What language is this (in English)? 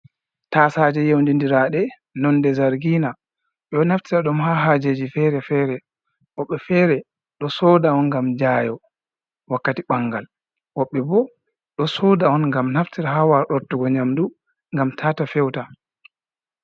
Fula